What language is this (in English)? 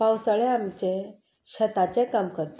Konkani